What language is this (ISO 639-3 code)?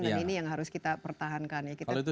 ind